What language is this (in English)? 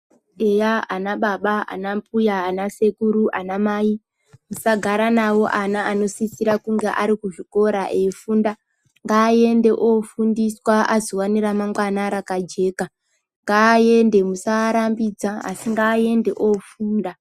Ndau